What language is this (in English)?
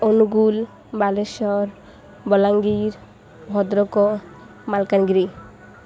Odia